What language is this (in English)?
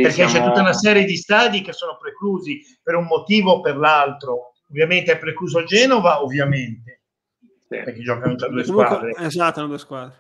Italian